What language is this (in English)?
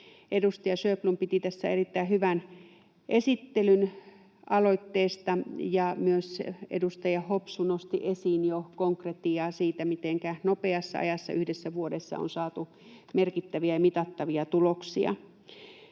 Finnish